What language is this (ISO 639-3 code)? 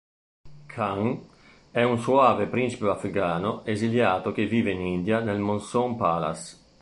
ita